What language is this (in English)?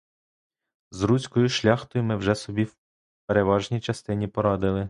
Ukrainian